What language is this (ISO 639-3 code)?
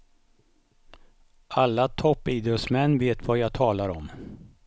swe